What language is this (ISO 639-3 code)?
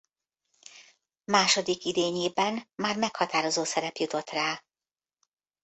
hun